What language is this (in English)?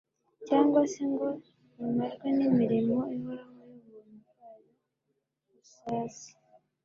Kinyarwanda